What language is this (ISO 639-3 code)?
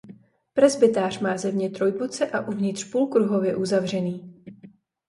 ces